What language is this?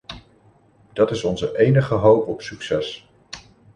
Dutch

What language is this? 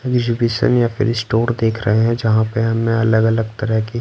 Hindi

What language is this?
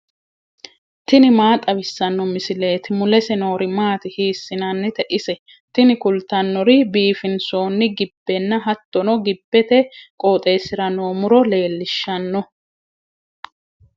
Sidamo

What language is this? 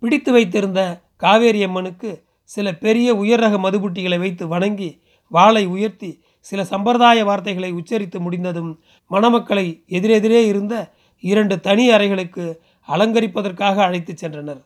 Tamil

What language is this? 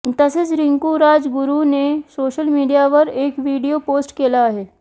Marathi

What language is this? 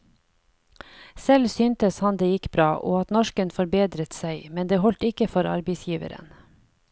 Norwegian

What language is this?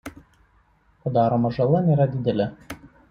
Lithuanian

